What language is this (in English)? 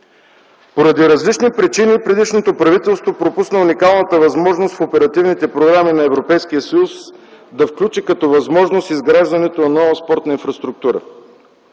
Bulgarian